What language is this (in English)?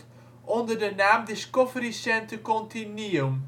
Dutch